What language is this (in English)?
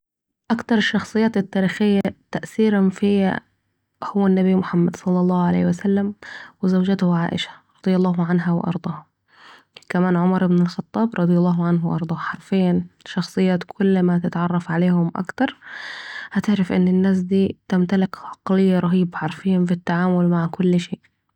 Saidi Arabic